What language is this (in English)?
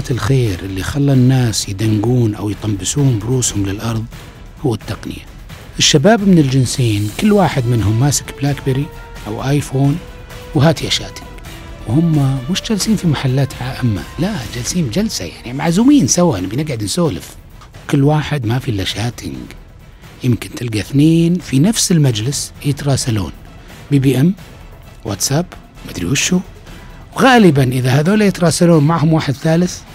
Arabic